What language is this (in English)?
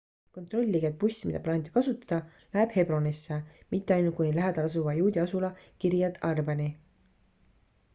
Estonian